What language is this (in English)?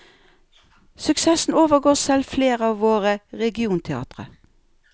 Norwegian